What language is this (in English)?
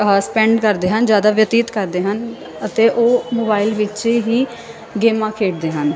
Punjabi